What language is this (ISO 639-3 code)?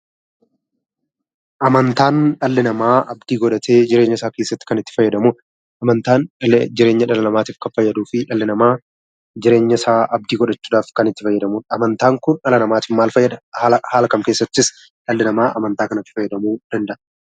orm